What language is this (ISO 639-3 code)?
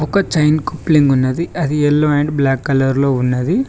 tel